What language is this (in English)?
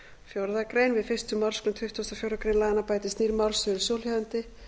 Icelandic